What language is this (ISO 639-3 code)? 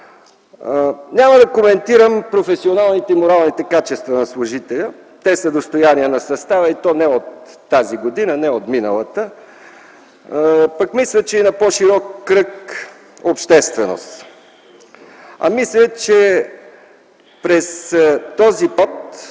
bul